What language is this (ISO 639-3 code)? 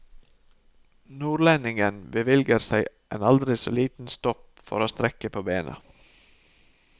nor